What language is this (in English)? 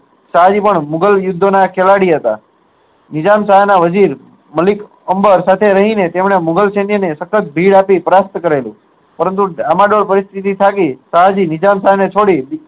Gujarati